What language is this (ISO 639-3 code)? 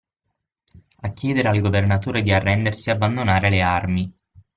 ita